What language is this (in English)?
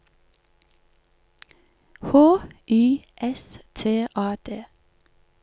Norwegian